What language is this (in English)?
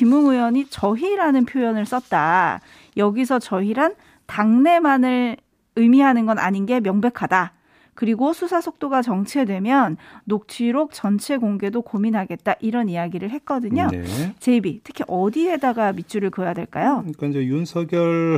Korean